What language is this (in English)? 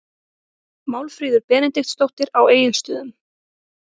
Icelandic